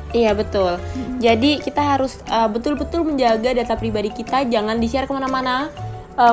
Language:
Indonesian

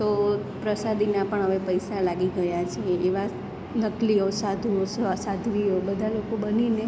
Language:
Gujarati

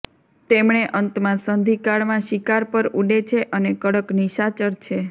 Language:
Gujarati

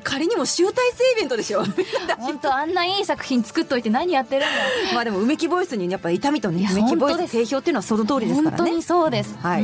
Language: Japanese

